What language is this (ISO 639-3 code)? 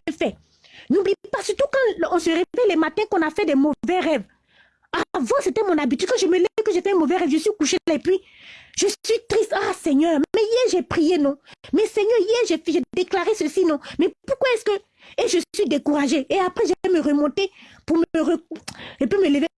fra